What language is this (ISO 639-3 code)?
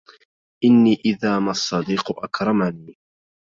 ara